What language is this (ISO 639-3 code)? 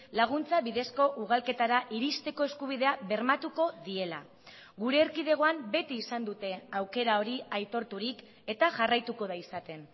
eus